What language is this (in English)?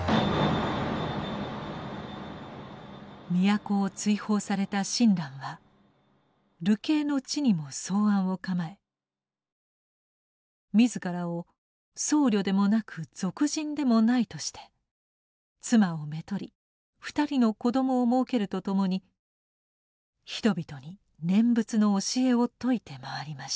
Japanese